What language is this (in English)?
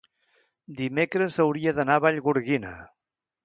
Catalan